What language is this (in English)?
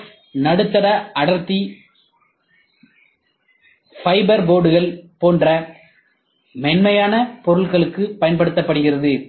Tamil